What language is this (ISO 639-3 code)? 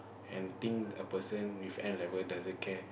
eng